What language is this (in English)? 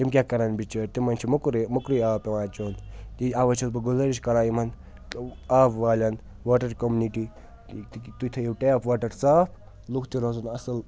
Kashmiri